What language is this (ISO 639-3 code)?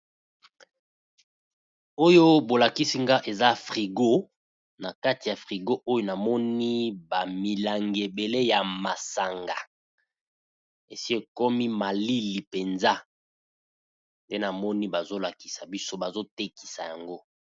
lin